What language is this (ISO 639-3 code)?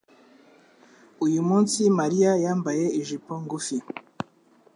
kin